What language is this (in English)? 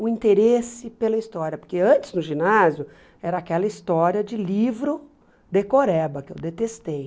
Portuguese